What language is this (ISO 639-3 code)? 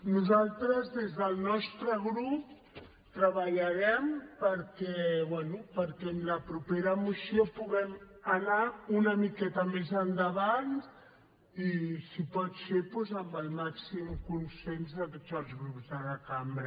cat